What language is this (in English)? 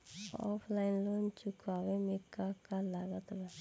Bhojpuri